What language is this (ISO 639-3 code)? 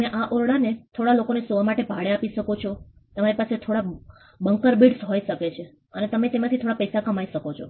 guj